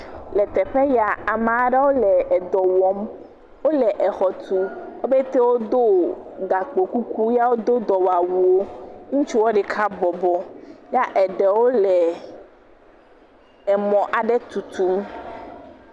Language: Ewe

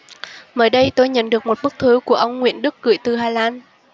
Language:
Vietnamese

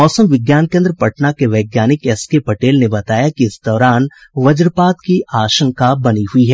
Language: Hindi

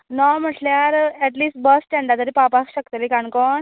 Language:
Konkani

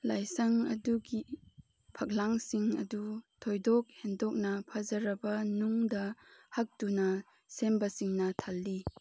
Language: Manipuri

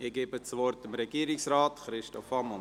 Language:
Swiss German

